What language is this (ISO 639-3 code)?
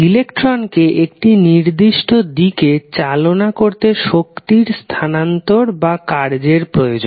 ben